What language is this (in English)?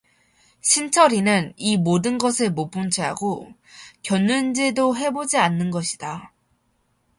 Korean